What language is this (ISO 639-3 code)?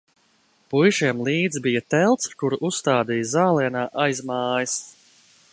lav